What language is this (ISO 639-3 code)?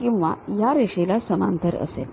mar